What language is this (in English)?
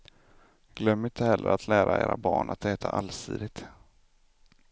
Swedish